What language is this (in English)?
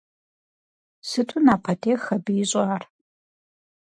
Kabardian